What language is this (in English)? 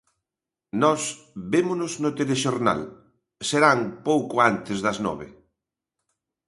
Galician